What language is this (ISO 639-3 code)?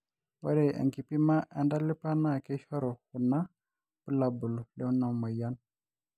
mas